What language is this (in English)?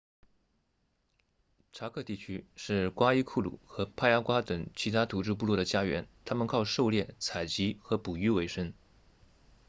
Chinese